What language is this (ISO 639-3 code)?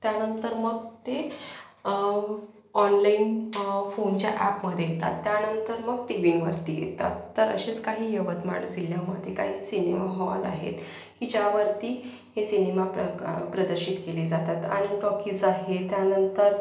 mar